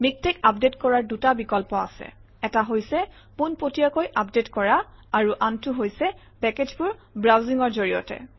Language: Assamese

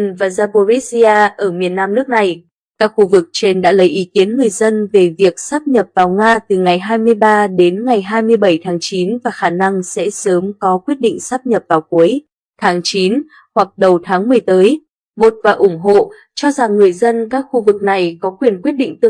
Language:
Vietnamese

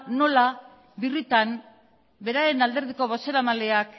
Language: Basque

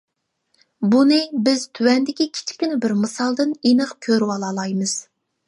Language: Uyghur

